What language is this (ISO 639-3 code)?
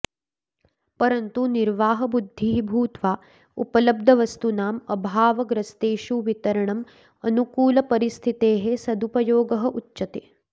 san